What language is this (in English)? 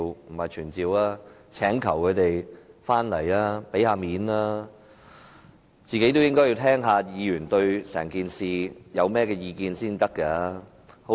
Cantonese